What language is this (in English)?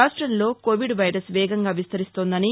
Telugu